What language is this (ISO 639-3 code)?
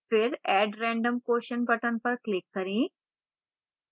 hin